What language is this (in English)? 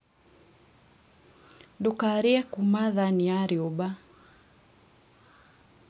Kikuyu